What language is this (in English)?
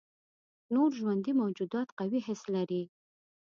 Pashto